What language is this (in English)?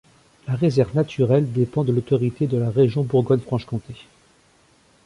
French